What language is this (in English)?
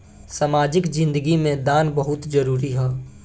Bhojpuri